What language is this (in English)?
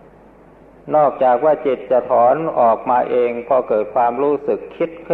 Thai